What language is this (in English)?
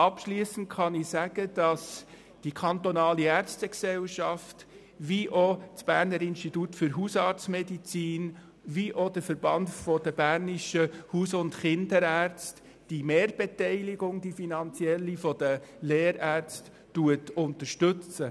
Swiss German